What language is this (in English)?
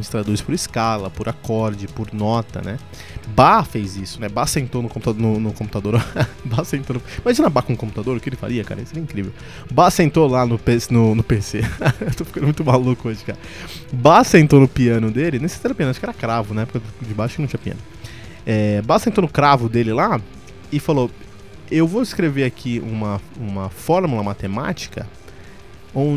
Portuguese